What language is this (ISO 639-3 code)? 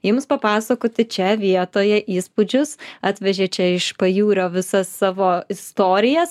lit